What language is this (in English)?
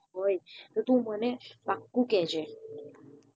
Gujarati